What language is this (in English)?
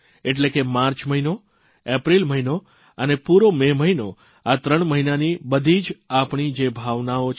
Gujarati